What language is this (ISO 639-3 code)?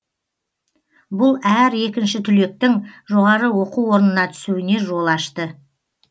kaz